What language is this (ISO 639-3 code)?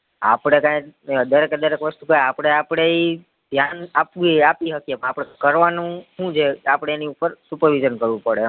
guj